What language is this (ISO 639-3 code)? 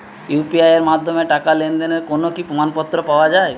ben